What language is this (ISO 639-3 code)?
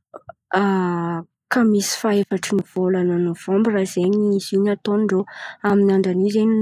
xmv